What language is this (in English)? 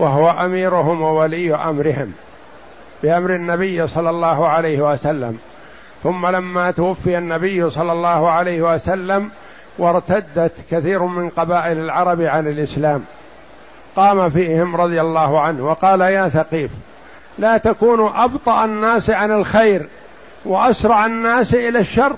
Arabic